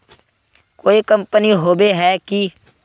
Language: Magahi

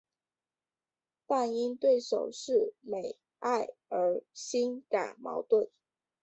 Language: Chinese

